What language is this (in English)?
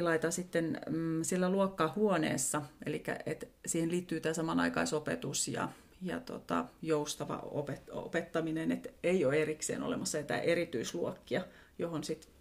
Finnish